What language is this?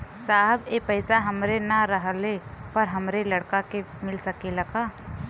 Bhojpuri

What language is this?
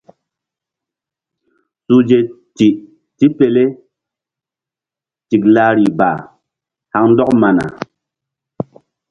Mbum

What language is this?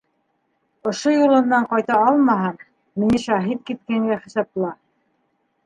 Bashkir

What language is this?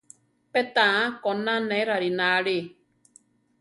Central Tarahumara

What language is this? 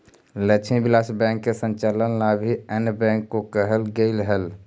Magahi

